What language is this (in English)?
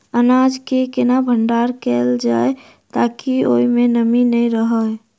Maithili